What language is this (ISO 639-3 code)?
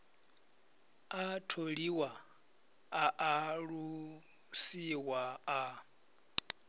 ven